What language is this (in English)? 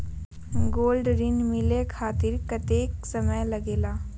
Magahi